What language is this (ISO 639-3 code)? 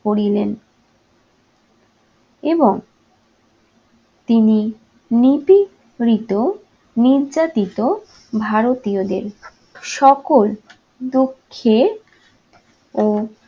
ben